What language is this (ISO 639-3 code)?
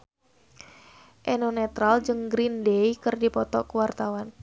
sun